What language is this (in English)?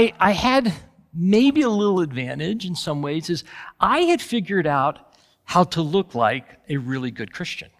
English